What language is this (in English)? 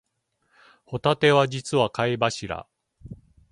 Japanese